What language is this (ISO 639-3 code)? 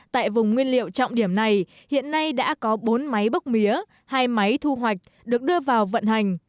vie